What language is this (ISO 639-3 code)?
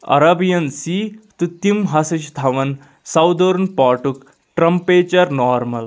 kas